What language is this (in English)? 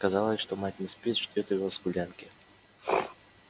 Russian